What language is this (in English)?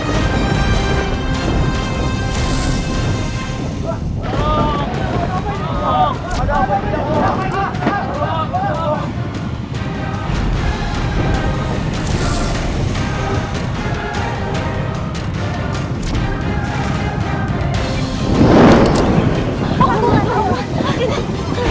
Indonesian